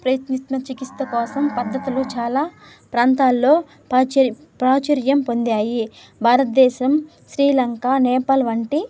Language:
Telugu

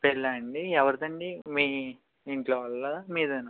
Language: Telugu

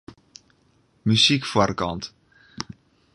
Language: Western Frisian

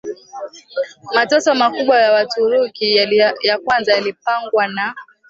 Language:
Swahili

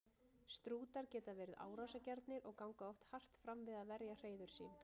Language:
Icelandic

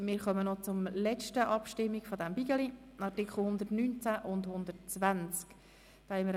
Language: Swiss German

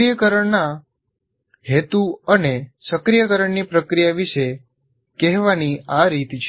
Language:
Gujarati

